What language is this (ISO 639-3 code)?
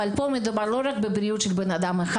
heb